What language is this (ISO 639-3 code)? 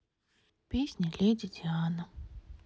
rus